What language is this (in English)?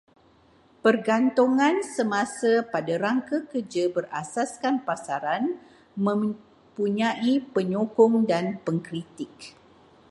Malay